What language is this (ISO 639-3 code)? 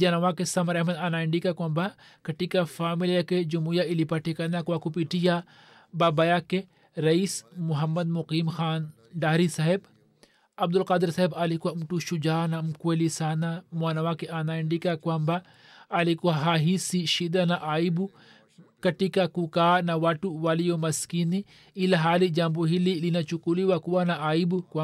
swa